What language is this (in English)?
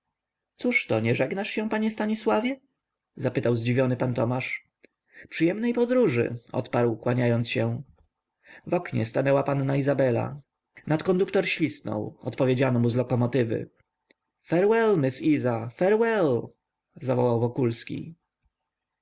Polish